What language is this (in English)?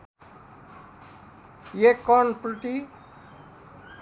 Nepali